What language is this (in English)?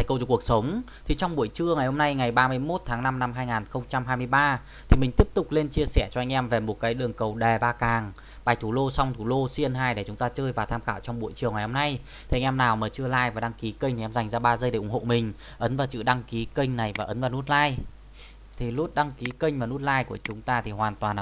Vietnamese